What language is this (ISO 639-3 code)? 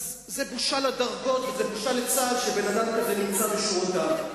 heb